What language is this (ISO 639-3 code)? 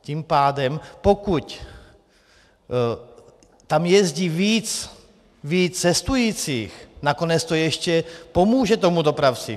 ces